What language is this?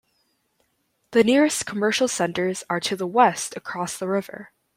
English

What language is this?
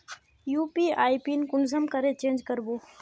Magahi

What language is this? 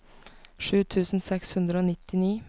Norwegian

